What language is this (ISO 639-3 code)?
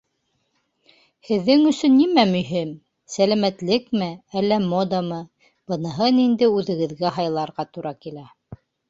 bak